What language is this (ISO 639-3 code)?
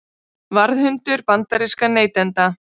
isl